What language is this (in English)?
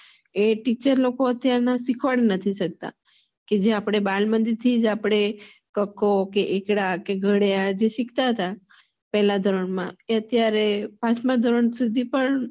Gujarati